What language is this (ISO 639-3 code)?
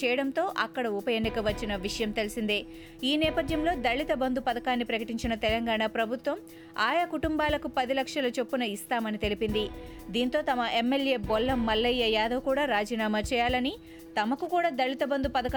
tel